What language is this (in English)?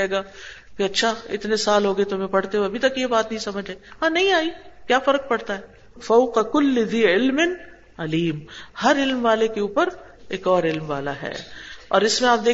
Urdu